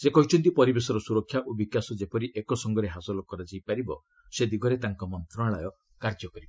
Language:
Odia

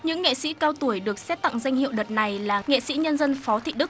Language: Vietnamese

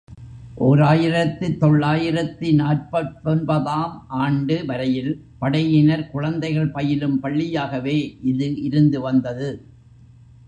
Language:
Tamil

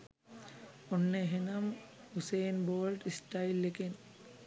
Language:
Sinhala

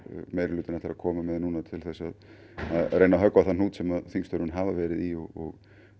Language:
Icelandic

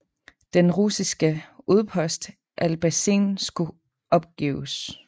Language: Danish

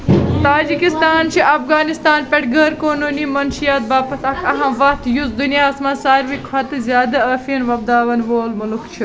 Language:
Kashmiri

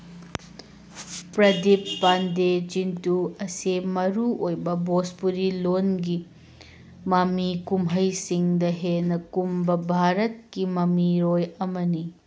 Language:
Manipuri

